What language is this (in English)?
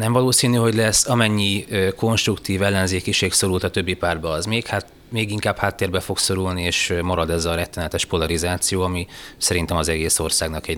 Hungarian